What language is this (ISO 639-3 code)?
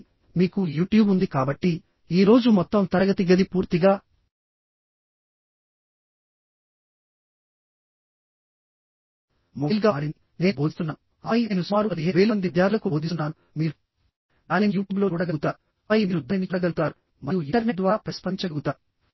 tel